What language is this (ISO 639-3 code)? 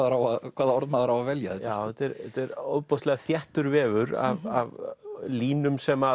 isl